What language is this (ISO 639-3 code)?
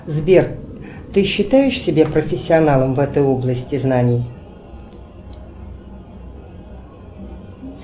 rus